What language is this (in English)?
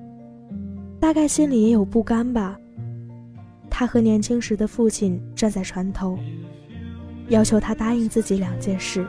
Chinese